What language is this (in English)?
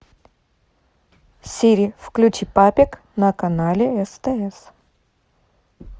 Russian